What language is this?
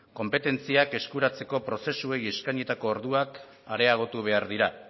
Basque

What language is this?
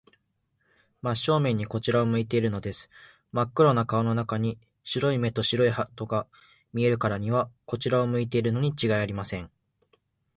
Japanese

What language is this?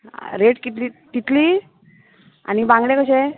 Konkani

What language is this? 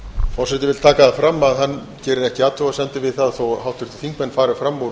Icelandic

